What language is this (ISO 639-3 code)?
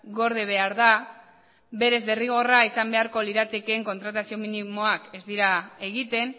eus